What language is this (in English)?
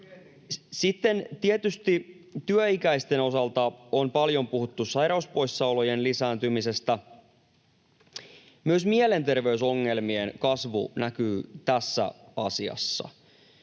Finnish